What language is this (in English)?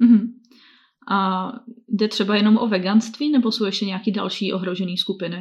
Czech